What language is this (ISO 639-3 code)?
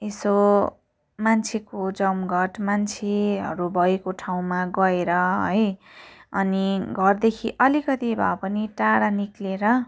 nep